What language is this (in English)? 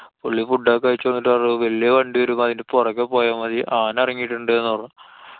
Malayalam